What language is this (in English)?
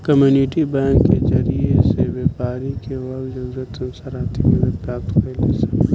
Bhojpuri